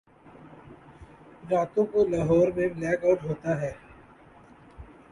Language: Urdu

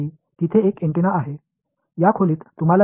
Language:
Tamil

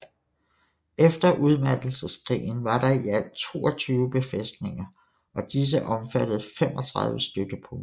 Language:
Danish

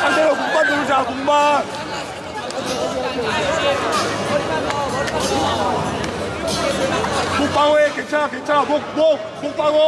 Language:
Korean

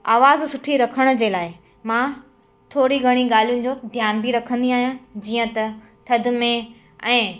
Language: Sindhi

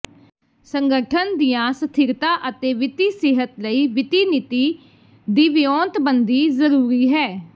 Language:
Punjabi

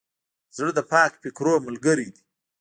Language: Pashto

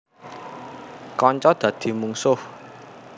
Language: Javanese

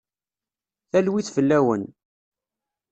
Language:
Kabyle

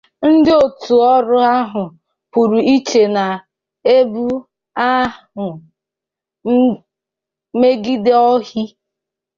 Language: Igbo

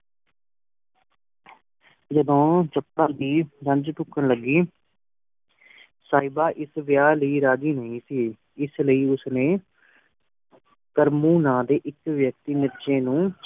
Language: Punjabi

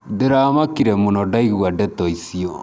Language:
Kikuyu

